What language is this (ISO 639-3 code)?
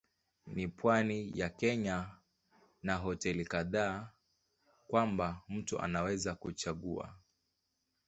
swa